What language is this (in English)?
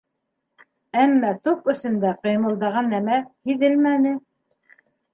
Bashkir